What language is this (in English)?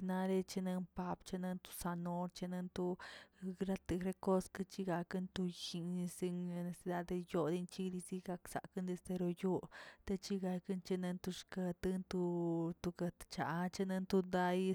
Tilquiapan Zapotec